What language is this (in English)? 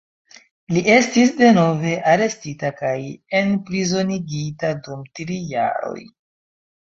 Esperanto